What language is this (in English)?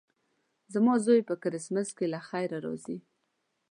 Pashto